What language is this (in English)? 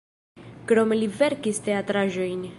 Esperanto